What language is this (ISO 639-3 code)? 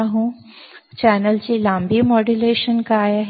mar